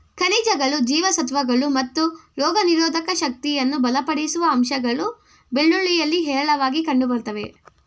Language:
Kannada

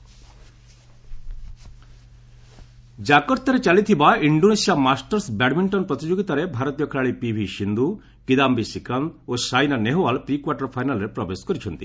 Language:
Odia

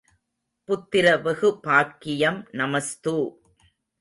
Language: Tamil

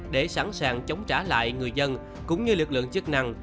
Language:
Vietnamese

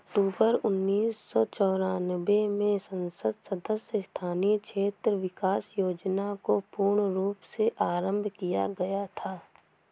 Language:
Hindi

